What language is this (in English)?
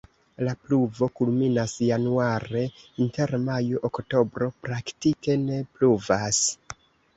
Esperanto